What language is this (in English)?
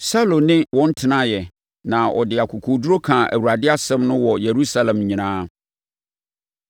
Akan